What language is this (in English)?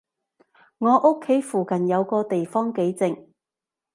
Cantonese